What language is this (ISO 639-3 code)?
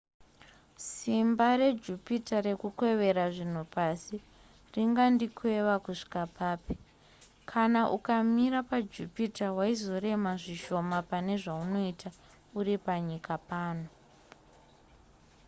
sna